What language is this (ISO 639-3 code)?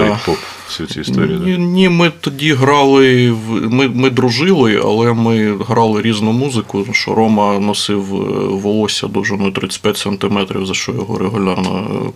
ukr